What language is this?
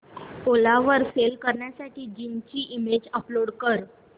Marathi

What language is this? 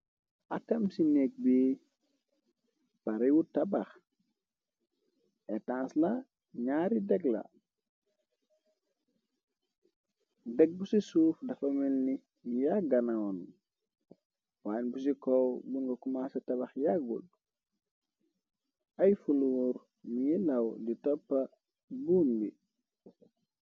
Wolof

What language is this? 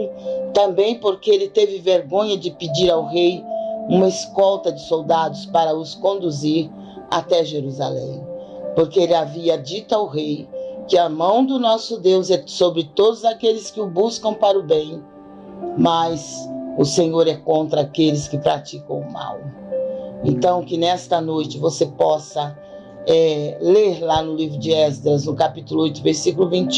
Portuguese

